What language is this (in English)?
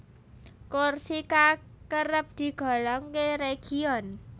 Javanese